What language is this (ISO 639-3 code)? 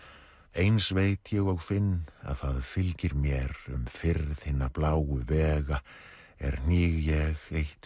isl